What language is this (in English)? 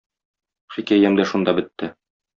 Tatar